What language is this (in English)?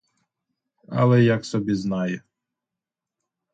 Ukrainian